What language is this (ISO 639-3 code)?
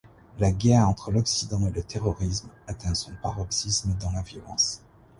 fra